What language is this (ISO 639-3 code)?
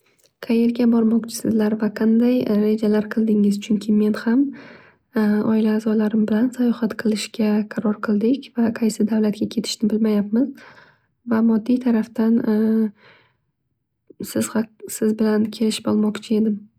uzb